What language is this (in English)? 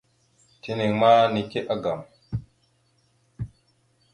Mada (Cameroon)